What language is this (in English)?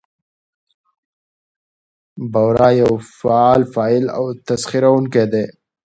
Pashto